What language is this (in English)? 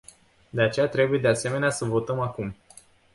Romanian